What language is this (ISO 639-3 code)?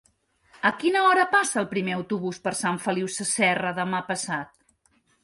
cat